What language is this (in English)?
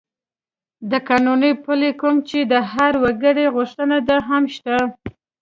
Pashto